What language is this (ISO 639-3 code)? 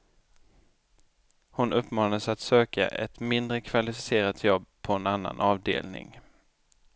swe